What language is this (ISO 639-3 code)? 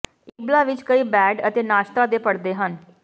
pan